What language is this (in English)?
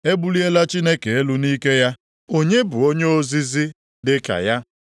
Igbo